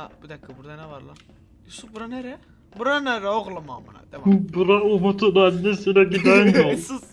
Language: Turkish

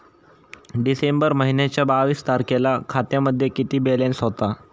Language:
Marathi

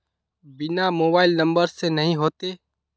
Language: Magahi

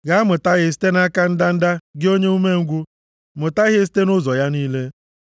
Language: Igbo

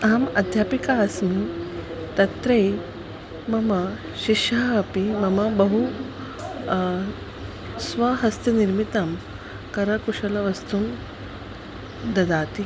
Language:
Sanskrit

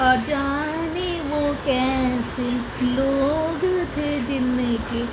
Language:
Urdu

